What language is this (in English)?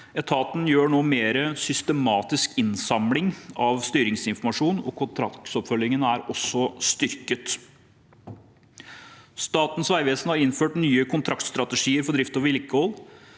Norwegian